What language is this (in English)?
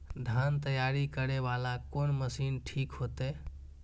Maithili